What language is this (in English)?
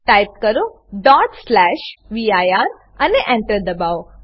Gujarati